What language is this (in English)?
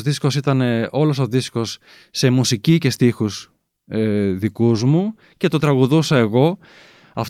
Greek